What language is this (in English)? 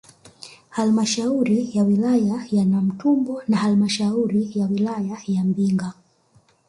Swahili